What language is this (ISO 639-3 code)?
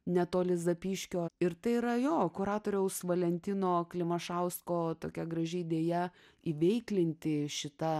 lit